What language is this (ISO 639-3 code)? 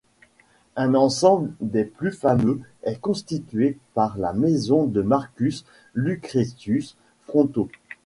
fra